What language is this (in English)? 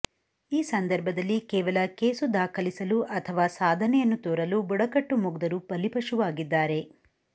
Kannada